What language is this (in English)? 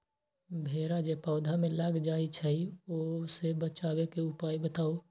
Magahi